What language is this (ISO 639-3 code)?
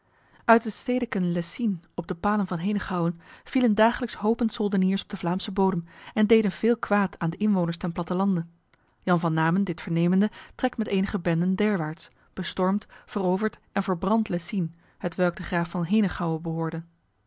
nld